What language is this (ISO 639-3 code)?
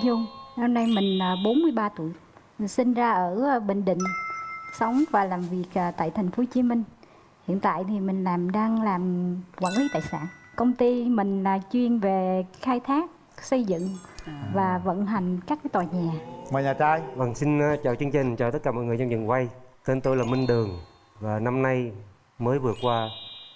vie